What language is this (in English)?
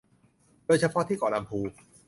Thai